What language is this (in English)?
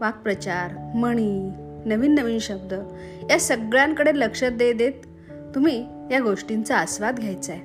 Marathi